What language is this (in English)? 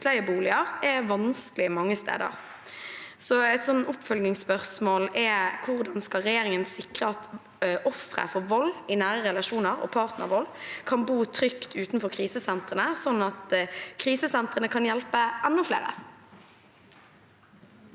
Norwegian